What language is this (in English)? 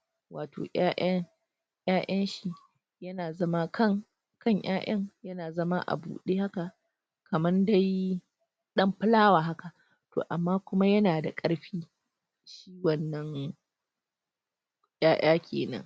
Hausa